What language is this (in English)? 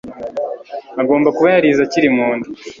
Kinyarwanda